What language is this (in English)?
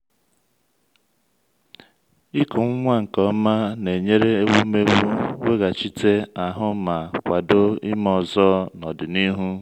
Igbo